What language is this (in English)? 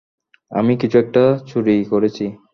Bangla